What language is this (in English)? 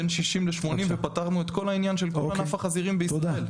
Hebrew